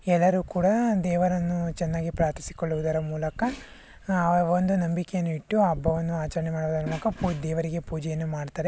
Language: Kannada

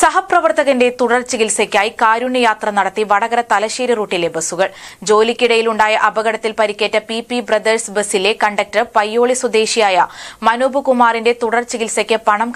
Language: Turkish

